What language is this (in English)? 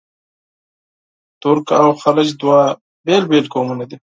Pashto